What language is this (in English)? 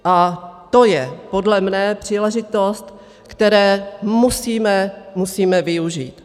Czech